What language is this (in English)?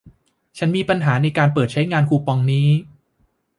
Thai